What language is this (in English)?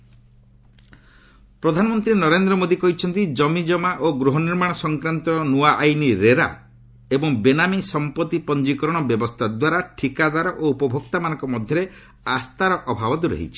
Odia